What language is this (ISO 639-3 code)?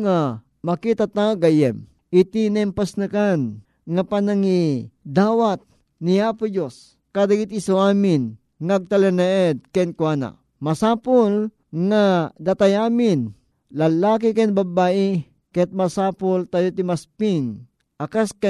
fil